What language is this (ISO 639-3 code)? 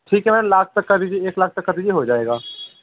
hin